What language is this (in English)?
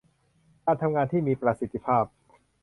Thai